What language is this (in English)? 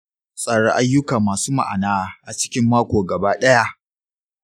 Hausa